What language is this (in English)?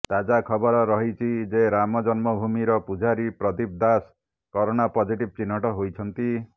Odia